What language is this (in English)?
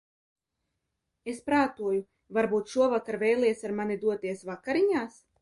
Latvian